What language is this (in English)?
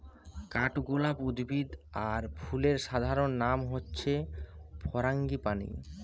Bangla